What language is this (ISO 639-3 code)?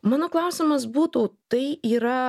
lit